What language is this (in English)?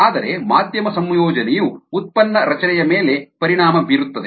Kannada